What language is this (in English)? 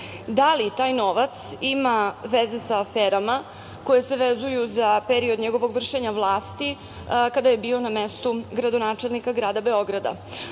Serbian